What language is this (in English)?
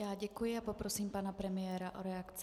Czech